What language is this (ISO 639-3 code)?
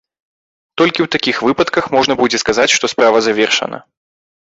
bel